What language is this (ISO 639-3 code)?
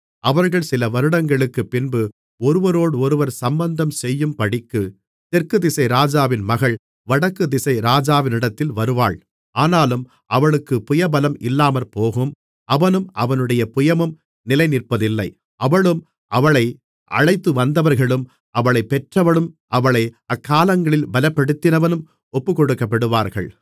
tam